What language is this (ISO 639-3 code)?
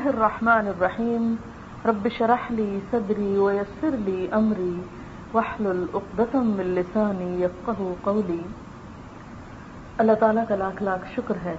urd